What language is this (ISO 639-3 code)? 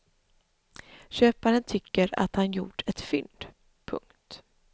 swe